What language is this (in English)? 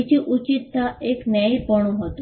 Gujarati